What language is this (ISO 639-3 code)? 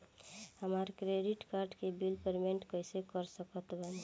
bho